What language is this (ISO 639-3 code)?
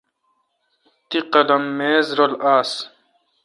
xka